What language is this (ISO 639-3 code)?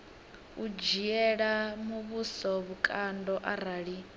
ven